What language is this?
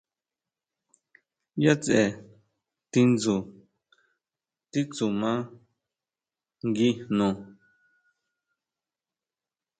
Huautla Mazatec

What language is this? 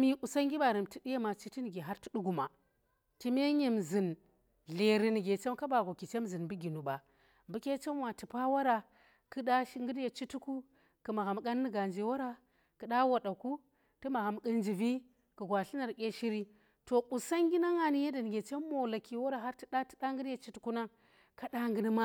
Tera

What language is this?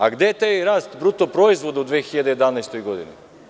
Serbian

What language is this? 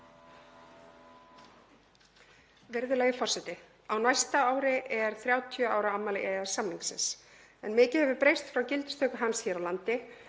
Icelandic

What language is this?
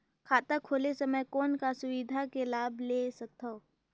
Chhattisgarhi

